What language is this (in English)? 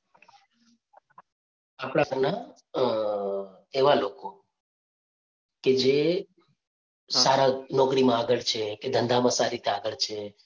Gujarati